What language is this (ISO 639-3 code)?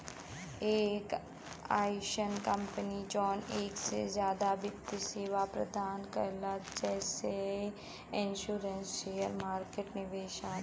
bho